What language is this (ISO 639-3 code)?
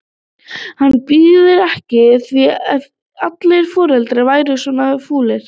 isl